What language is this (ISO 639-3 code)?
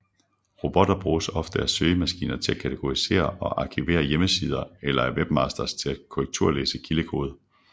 dan